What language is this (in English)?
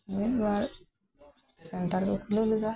Santali